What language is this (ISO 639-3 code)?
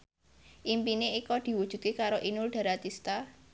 jav